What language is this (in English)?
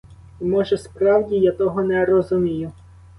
Ukrainian